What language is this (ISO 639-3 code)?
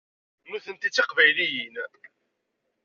kab